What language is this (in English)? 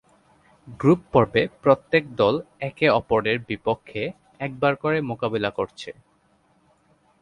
Bangla